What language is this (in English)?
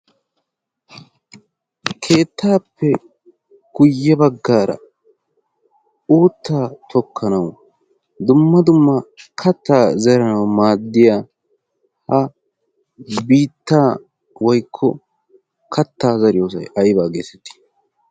Wolaytta